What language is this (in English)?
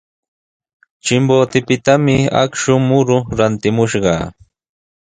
Sihuas Ancash Quechua